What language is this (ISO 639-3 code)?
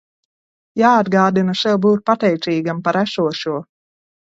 lav